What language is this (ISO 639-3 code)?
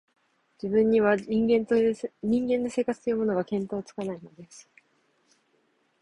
jpn